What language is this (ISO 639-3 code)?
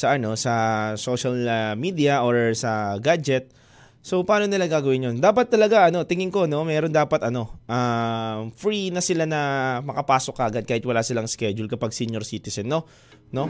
fil